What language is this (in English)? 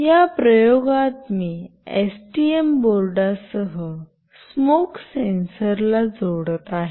Marathi